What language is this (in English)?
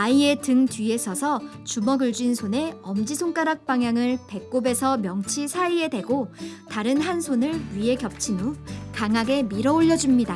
Korean